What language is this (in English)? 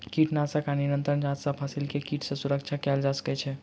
Maithili